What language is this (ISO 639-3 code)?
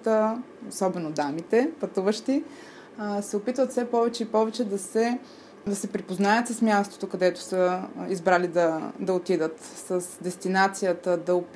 bul